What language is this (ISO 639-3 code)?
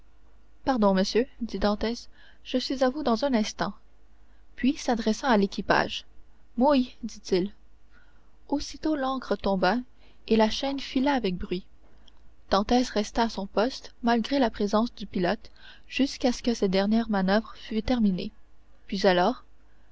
fra